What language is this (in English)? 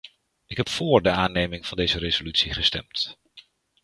Dutch